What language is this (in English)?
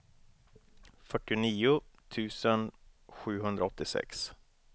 Swedish